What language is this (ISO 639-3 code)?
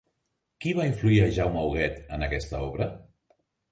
cat